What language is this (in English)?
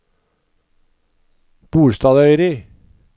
Norwegian